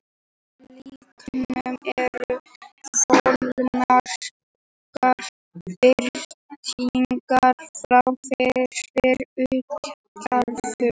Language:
Icelandic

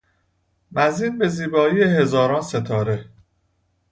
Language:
Persian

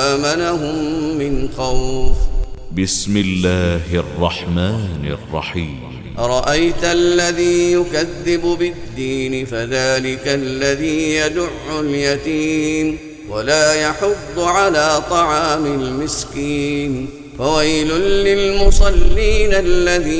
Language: Arabic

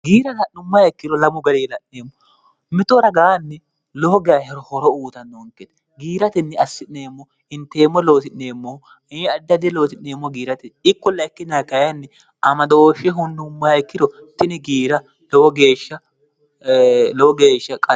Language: Sidamo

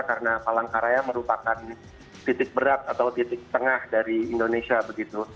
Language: Indonesian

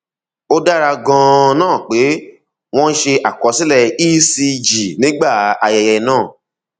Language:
Yoruba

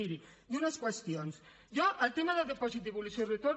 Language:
Catalan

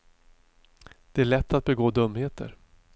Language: Swedish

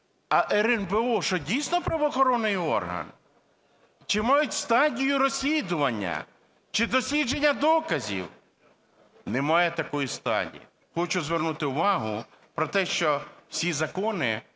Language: Ukrainian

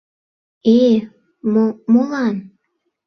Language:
Mari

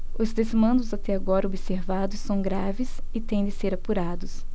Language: Portuguese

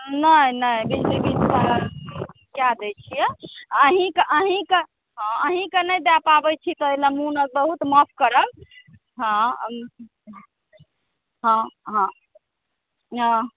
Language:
Maithili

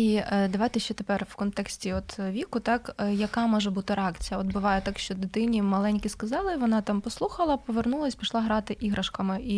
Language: Ukrainian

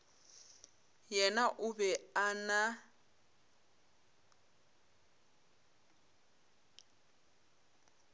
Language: Northern Sotho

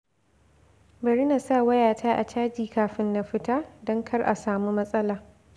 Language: Hausa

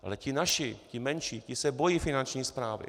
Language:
Czech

